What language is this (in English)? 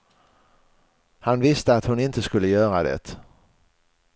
Swedish